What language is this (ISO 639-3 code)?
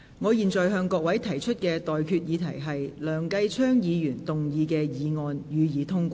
yue